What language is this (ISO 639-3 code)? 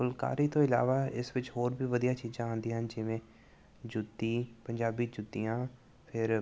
pan